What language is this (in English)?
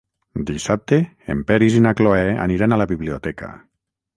Catalan